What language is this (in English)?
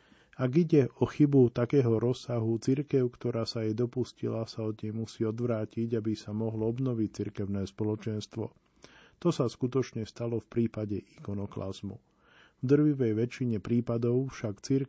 Slovak